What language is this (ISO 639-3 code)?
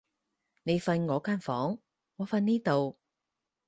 yue